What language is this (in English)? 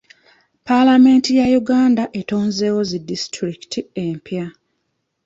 Ganda